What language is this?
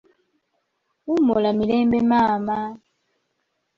Ganda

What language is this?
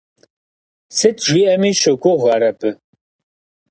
Kabardian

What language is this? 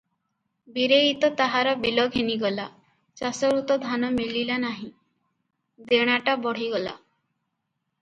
Odia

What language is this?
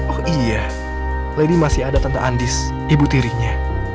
Indonesian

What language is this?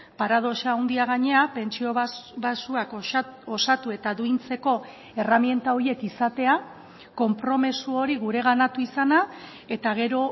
Basque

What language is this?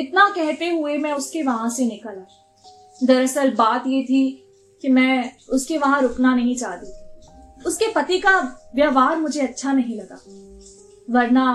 Hindi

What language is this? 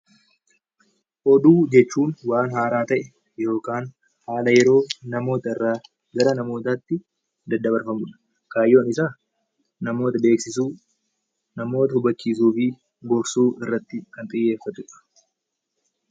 Oromo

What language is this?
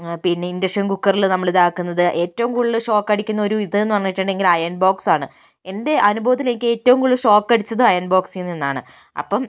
Malayalam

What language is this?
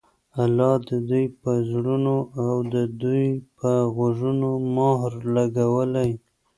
Pashto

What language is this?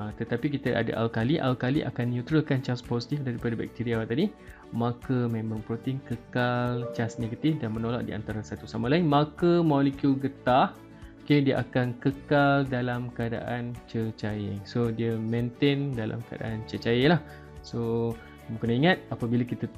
Malay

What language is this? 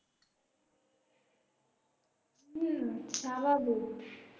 Bangla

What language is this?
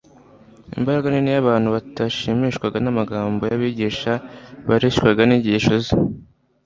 Kinyarwanda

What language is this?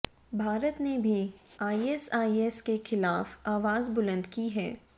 Hindi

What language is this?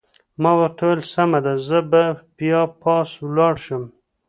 Pashto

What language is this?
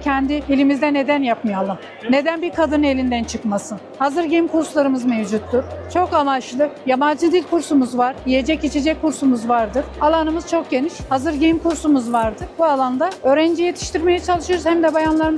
Turkish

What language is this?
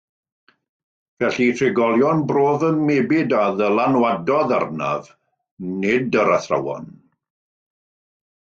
Welsh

